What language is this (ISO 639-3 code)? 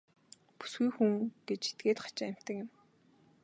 mon